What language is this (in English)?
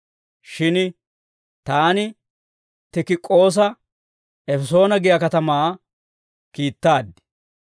Dawro